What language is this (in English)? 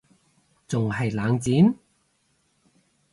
Cantonese